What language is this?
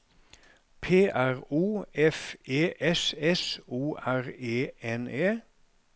Norwegian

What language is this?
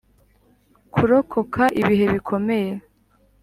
Kinyarwanda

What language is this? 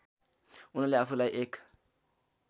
Nepali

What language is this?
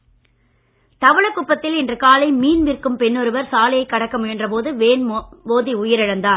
Tamil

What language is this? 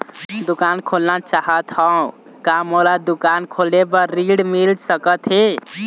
Chhattisgarhi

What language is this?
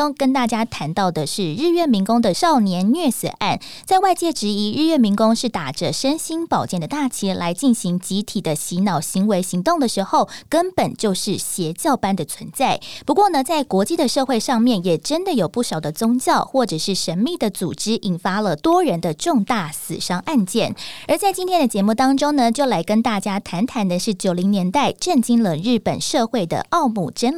Chinese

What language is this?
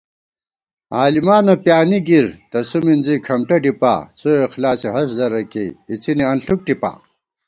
Gawar-Bati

